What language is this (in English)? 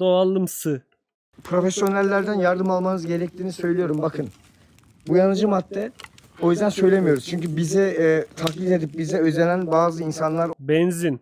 Turkish